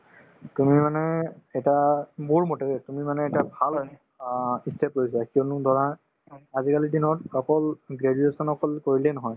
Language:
Assamese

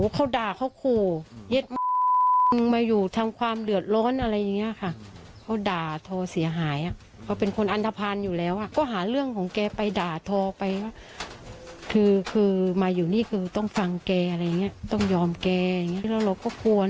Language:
Thai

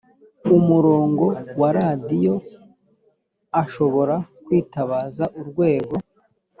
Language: Kinyarwanda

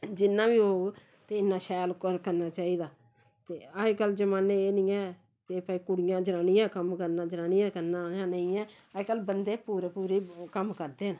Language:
Dogri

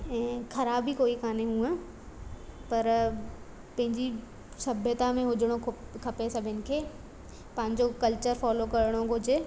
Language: Sindhi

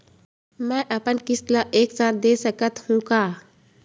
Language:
Chhattisgarhi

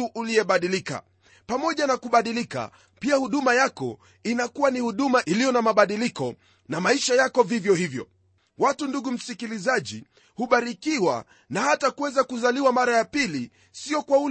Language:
Swahili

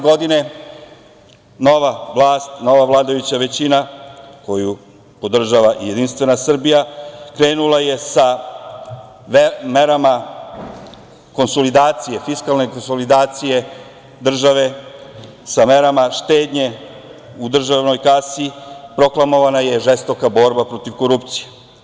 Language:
Serbian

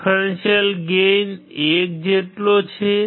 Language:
Gujarati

